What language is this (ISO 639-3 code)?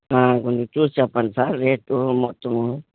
tel